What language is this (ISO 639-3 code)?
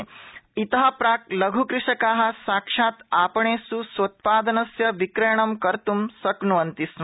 san